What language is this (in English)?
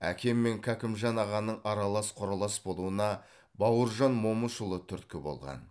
Kazakh